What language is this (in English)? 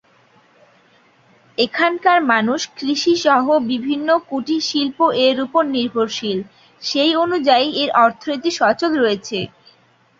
Bangla